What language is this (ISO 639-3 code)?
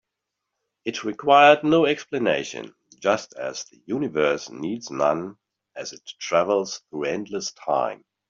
eng